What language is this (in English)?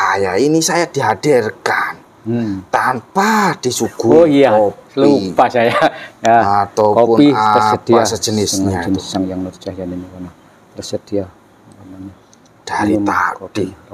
Indonesian